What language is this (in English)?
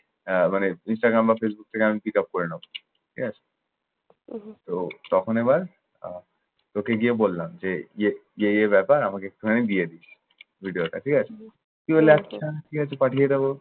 Bangla